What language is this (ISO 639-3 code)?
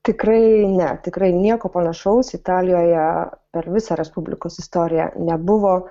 lit